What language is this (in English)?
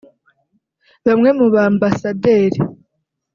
Kinyarwanda